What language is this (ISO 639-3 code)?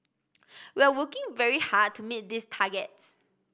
eng